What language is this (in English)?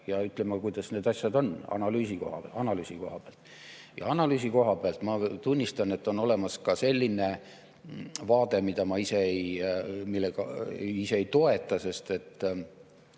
Estonian